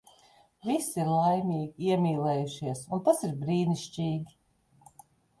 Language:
Latvian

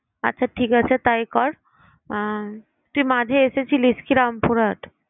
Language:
Bangla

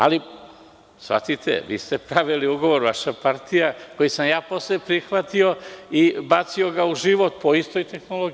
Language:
Serbian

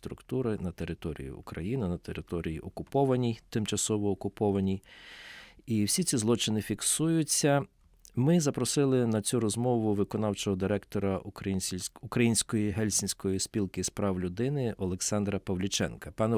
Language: Ukrainian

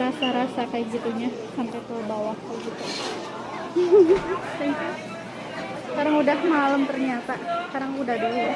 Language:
Indonesian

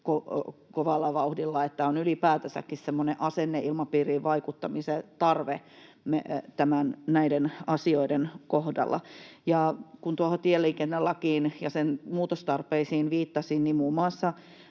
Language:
Finnish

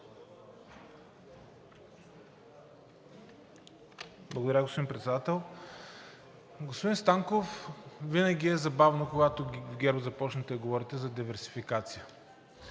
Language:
Bulgarian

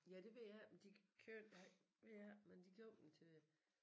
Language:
Danish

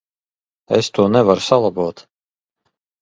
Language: Latvian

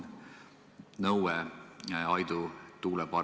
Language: Estonian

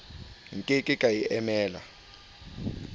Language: Southern Sotho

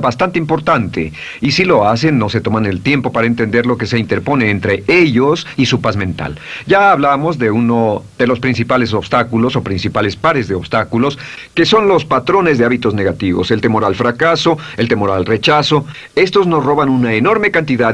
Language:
Spanish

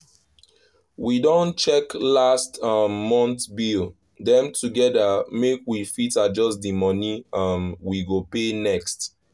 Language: Nigerian Pidgin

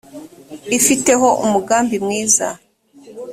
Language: Kinyarwanda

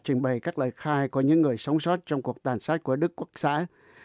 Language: Vietnamese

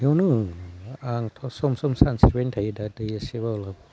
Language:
Bodo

